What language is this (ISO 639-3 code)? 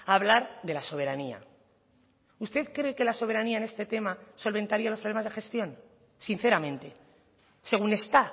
spa